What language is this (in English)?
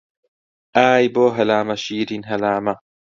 Central Kurdish